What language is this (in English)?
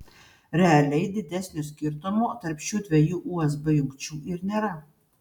Lithuanian